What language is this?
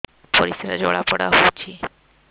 Odia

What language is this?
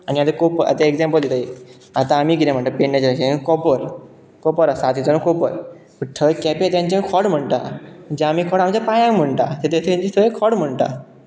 Konkani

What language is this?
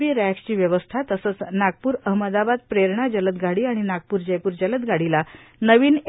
Marathi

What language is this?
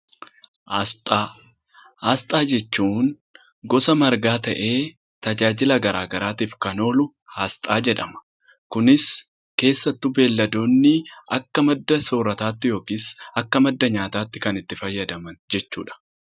Oromo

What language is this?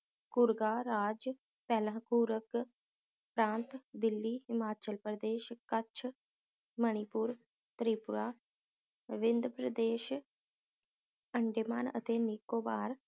Punjabi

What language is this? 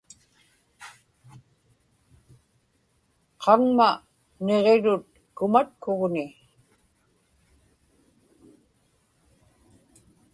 Inupiaq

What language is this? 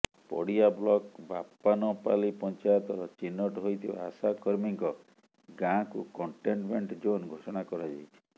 Odia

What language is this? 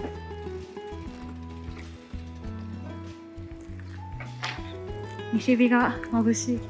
Japanese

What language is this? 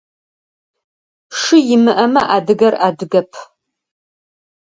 Adyghe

